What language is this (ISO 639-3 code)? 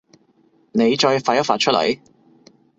yue